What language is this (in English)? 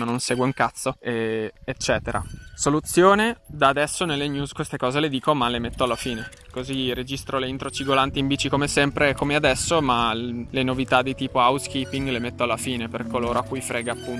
Italian